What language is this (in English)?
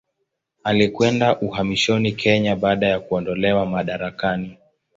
Swahili